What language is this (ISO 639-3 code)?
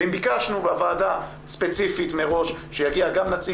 heb